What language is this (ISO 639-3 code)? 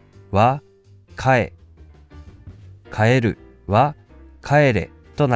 jpn